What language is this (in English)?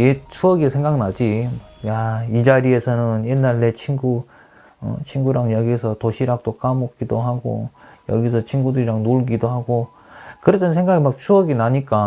Korean